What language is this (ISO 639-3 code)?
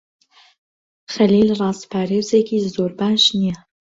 ckb